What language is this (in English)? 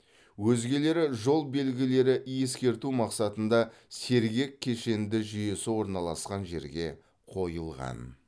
Kazakh